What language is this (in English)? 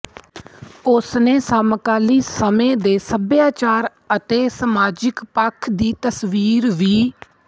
Punjabi